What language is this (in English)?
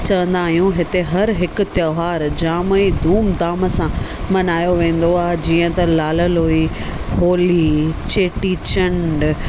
Sindhi